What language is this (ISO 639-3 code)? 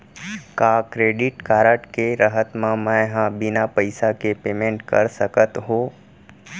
hne